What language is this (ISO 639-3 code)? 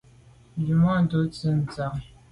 byv